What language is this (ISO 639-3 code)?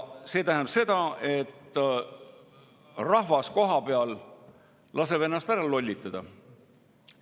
est